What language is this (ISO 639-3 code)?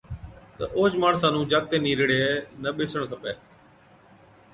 odk